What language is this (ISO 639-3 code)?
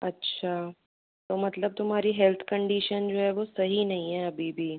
hin